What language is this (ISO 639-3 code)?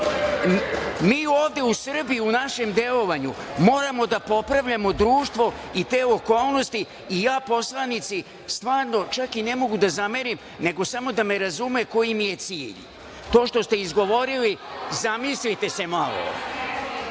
srp